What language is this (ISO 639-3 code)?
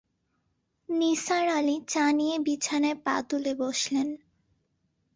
ben